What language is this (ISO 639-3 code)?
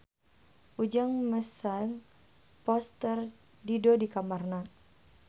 sun